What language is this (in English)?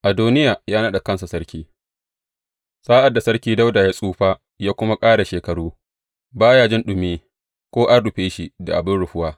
Hausa